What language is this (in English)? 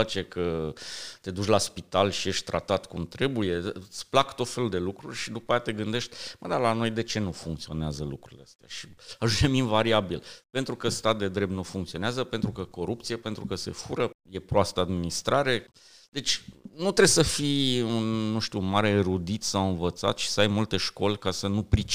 Romanian